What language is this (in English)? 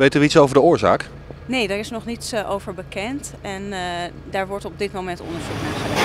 Dutch